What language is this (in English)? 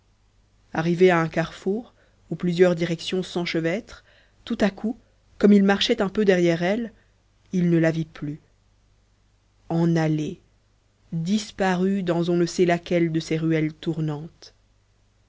French